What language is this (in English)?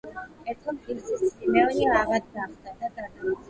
Georgian